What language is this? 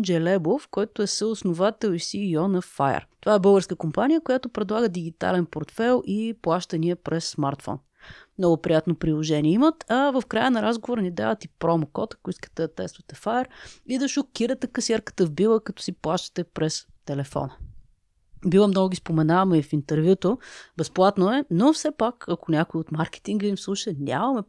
Bulgarian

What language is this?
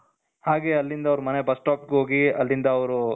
Kannada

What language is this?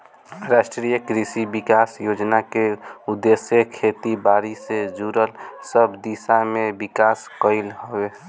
Bhojpuri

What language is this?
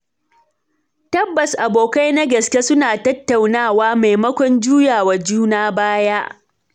Hausa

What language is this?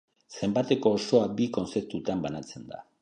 Basque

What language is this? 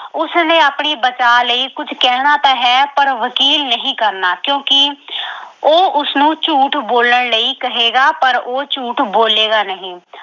Punjabi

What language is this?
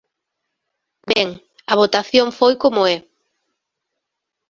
Galician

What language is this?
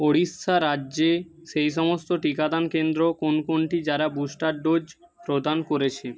Bangla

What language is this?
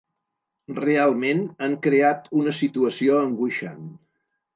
Catalan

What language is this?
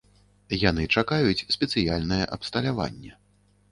Belarusian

